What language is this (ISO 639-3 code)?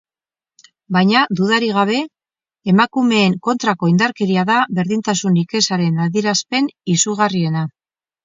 eus